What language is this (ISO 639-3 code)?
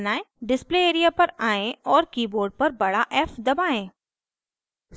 hin